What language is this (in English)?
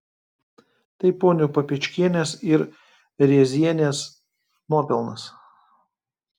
Lithuanian